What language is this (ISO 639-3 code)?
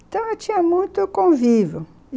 por